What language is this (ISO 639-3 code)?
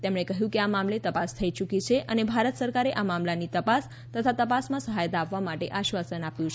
guj